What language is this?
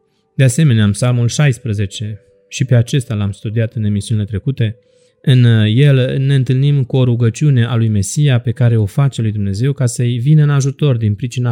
Romanian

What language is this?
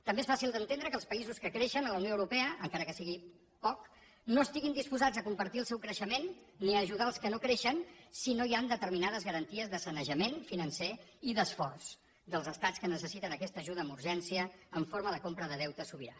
Catalan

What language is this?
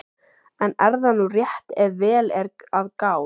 Icelandic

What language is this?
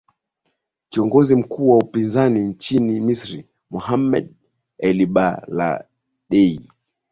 Swahili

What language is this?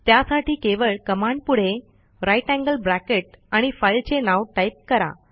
Marathi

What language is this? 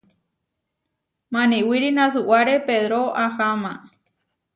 Huarijio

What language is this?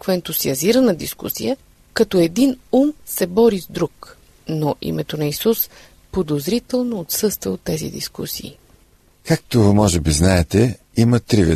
Bulgarian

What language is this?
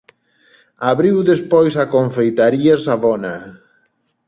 Galician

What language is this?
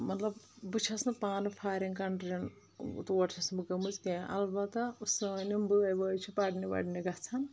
Kashmiri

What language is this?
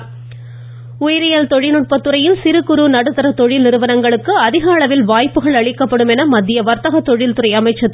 Tamil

